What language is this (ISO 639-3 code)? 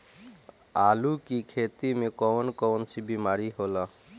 bho